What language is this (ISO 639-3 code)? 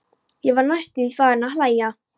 isl